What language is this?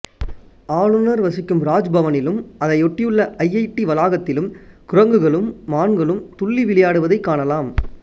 Tamil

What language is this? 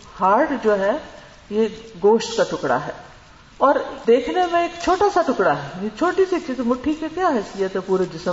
Urdu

